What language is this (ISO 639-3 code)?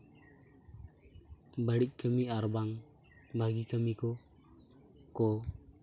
sat